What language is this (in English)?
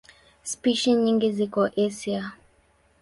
Swahili